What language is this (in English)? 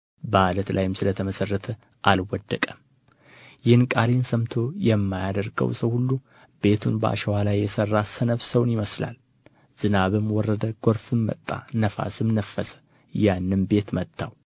Amharic